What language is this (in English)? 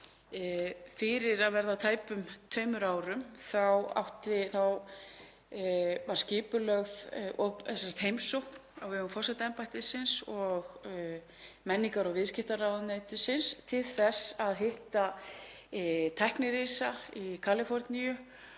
Icelandic